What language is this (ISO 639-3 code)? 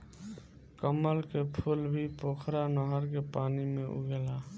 bho